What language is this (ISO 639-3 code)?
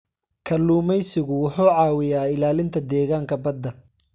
som